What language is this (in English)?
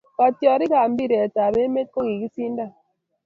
Kalenjin